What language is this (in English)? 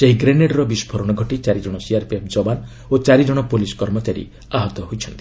Odia